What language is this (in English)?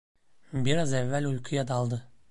Turkish